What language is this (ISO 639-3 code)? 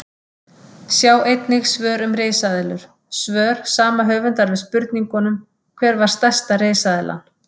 isl